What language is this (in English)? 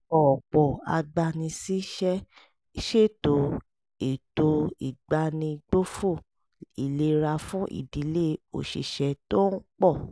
Yoruba